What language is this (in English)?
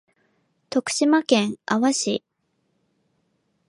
Japanese